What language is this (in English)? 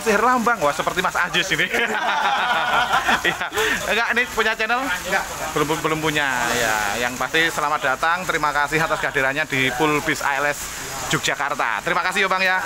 Indonesian